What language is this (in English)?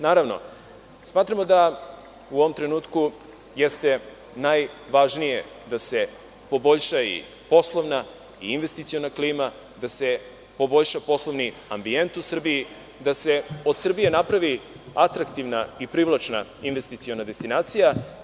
Serbian